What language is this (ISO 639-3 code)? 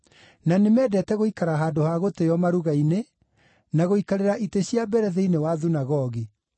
kik